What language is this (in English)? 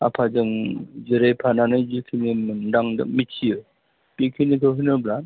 Bodo